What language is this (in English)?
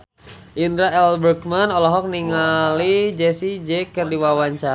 Sundanese